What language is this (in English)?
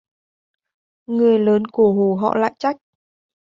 Vietnamese